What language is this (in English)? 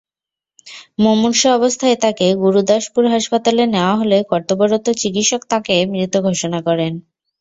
Bangla